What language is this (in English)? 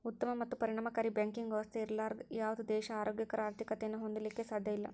Kannada